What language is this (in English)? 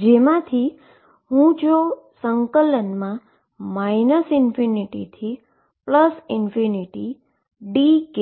Gujarati